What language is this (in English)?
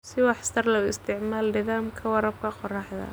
Somali